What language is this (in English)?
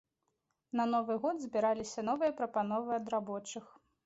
Belarusian